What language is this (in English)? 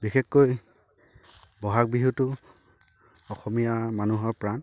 Assamese